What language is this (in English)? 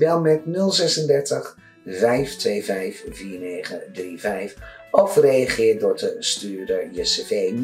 Dutch